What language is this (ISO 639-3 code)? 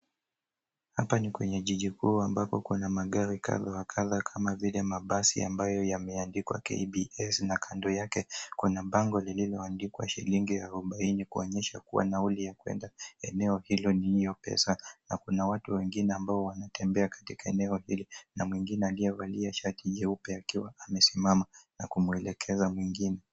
swa